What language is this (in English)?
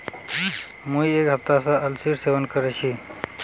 Magahi